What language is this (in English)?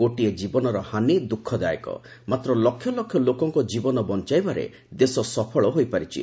Odia